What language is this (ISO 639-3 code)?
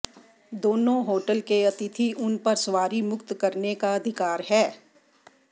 hin